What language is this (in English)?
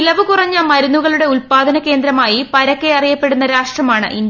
Malayalam